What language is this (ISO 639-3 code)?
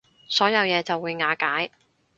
yue